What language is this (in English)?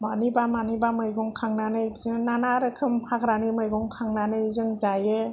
Bodo